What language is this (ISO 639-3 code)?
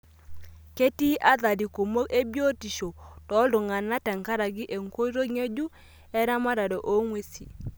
mas